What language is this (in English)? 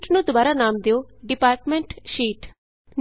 Punjabi